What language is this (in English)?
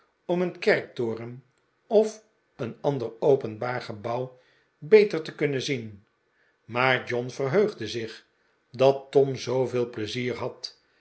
Dutch